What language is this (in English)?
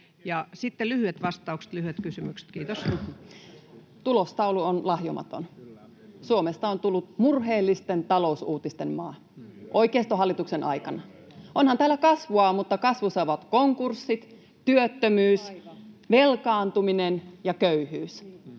Finnish